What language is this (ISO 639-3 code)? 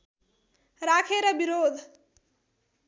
nep